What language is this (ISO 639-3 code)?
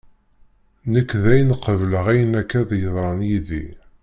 kab